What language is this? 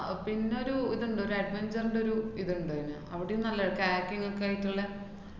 Malayalam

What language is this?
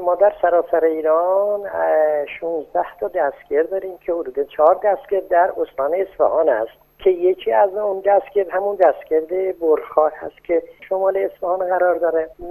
Persian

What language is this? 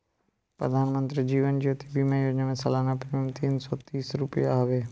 Bhojpuri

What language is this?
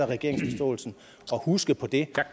Danish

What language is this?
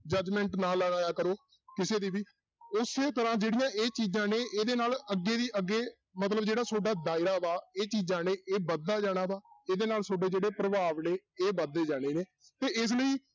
Punjabi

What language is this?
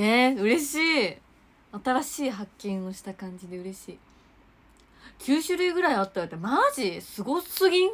Japanese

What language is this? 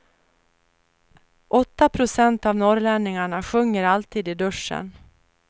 Swedish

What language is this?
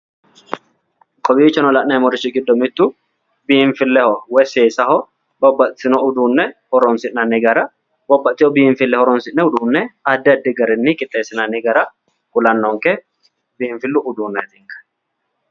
Sidamo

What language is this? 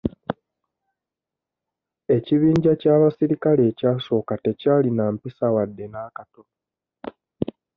Ganda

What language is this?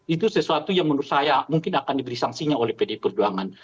Indonesian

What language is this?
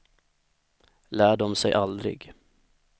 Swedish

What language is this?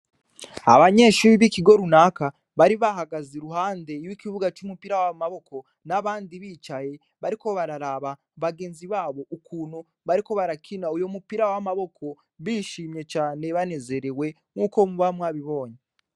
Rundi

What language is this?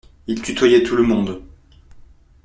French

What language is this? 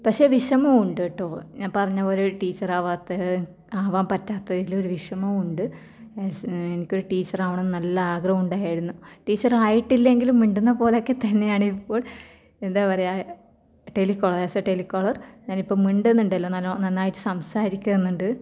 Malayalam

